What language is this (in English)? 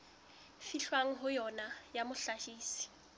Southern Sotho